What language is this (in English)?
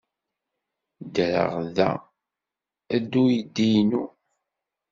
Kabyle